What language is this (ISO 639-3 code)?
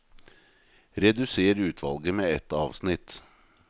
nor